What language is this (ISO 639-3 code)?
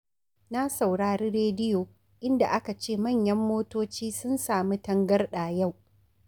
hau